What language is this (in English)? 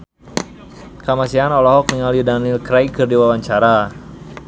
Sundanese